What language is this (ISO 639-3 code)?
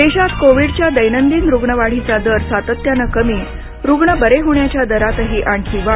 mar